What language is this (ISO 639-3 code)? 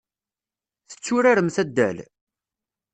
kab